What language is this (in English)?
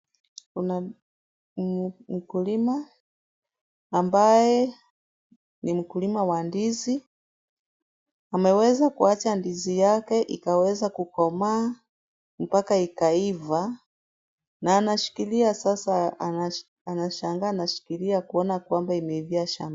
Swahili